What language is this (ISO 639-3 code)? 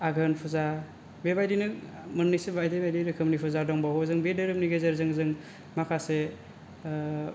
brx